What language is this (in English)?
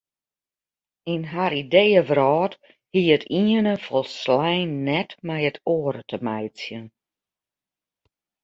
Western Frisian